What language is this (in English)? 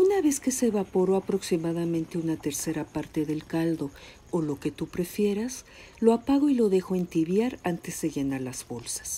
Spanish